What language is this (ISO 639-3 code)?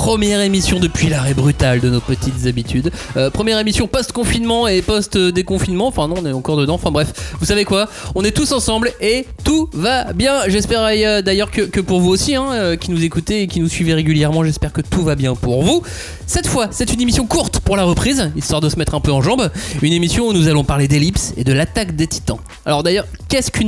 fra